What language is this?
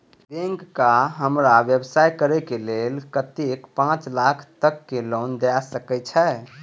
Maithili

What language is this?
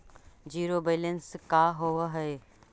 Magahi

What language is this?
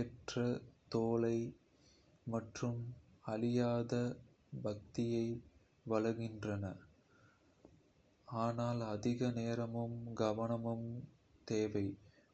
Kota (India)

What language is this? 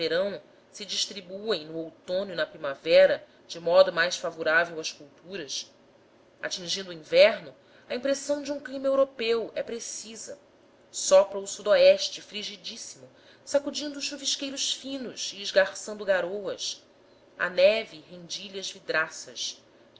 Portuguese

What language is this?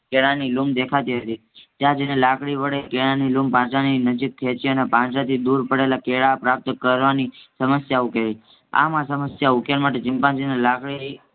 Gujarati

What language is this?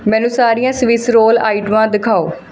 Punjabi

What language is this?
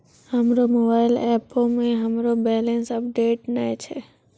Maithili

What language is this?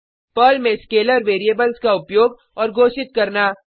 Hindi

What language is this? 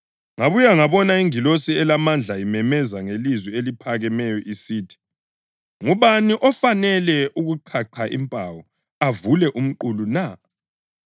North Ndebele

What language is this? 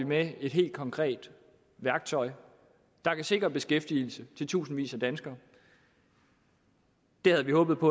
Danish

